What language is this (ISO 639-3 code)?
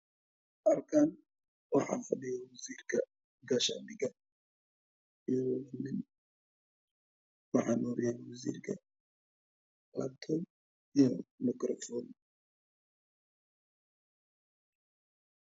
som